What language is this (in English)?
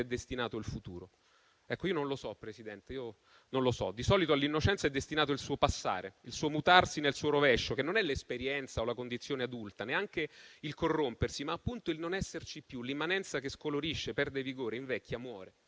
Italian